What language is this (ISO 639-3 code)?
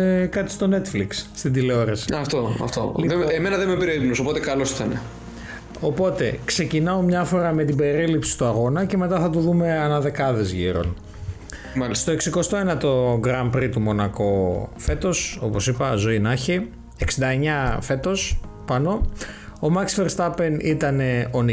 ell